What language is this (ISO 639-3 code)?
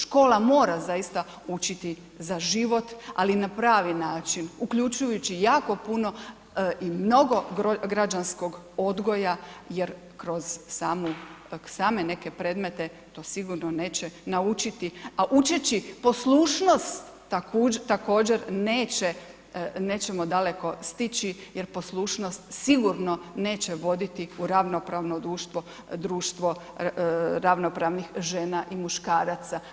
hrv